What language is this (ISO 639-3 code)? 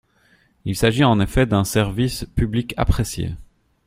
fra